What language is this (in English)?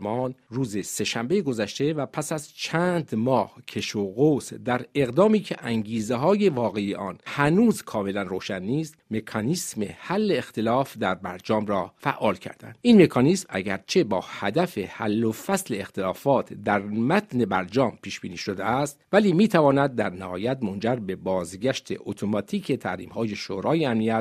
Persian